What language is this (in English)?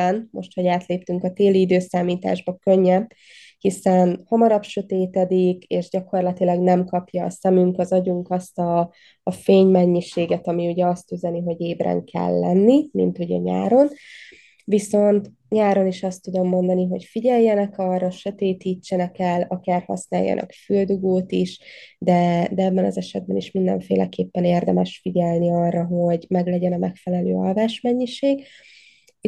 Hungarian